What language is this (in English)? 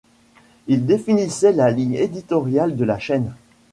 French